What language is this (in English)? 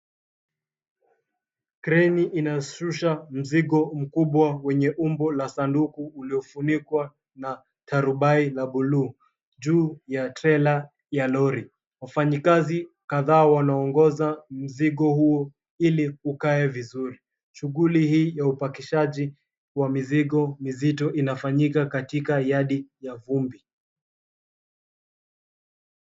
Swahili